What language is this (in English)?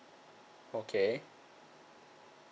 English